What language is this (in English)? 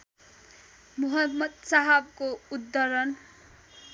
Nepali